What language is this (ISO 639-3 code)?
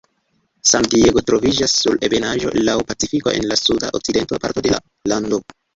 epo